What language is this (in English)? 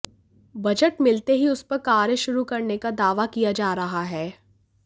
Hindi